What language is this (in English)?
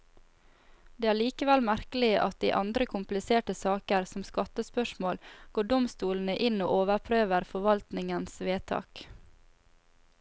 Norwegian